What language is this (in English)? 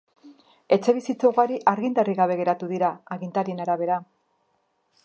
Basque